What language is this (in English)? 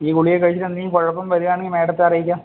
Malayalam